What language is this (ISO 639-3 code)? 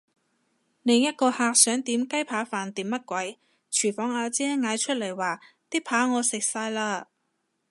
yue